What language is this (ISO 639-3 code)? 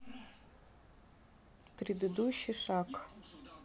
rus